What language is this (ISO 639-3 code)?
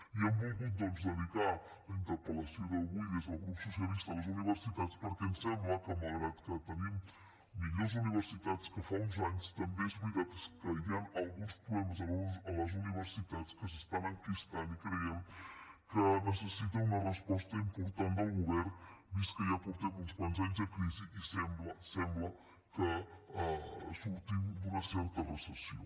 cat